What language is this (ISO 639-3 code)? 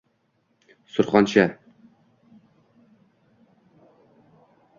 uzb